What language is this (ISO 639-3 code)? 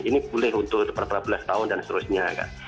ind